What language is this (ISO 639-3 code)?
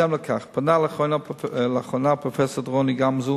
heb